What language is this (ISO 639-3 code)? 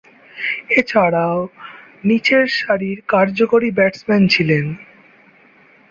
ben